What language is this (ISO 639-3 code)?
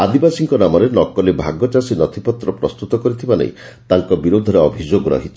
ori